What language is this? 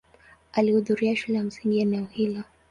Swahili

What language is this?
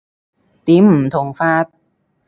Cantonese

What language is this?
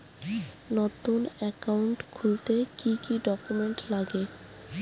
Bangla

